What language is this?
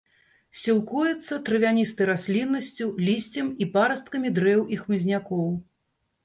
Belarusian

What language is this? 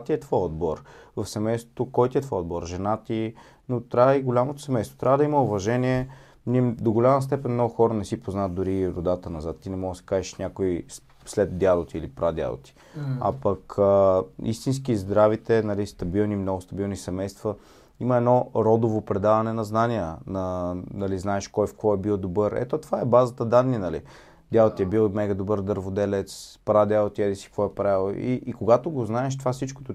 Bulgarian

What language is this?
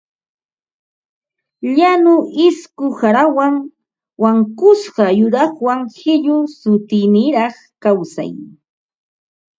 Ambo-Pasco Quechua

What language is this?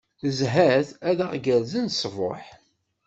Kabyle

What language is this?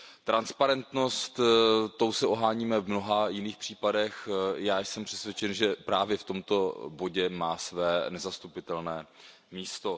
Czech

